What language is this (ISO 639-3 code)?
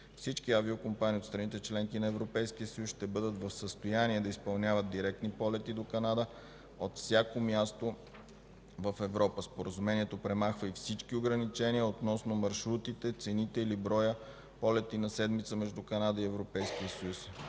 bul